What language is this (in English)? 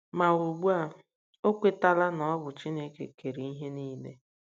Igbo